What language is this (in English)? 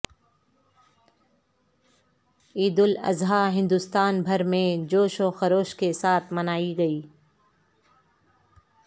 Urdu